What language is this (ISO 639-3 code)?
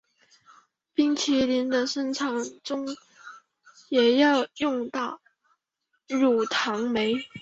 zho